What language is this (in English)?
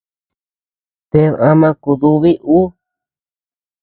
Tepeuxila Cuicatec